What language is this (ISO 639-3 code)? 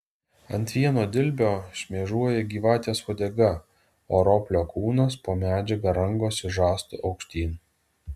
lit